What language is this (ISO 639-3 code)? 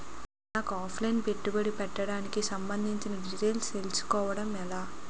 tel